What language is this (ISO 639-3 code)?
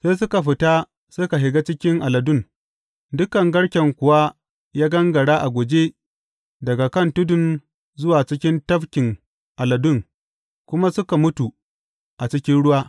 hau